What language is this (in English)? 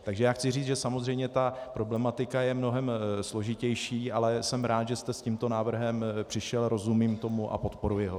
Czech